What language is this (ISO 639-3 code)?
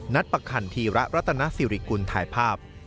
tha